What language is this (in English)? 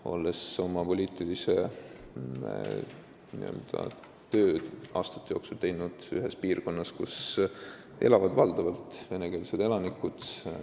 Estonian